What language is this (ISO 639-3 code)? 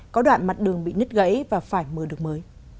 vie